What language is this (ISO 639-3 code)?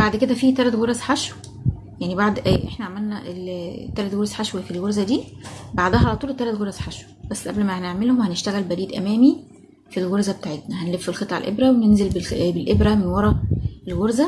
ara